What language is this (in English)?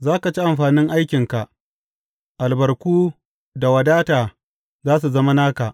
Hausa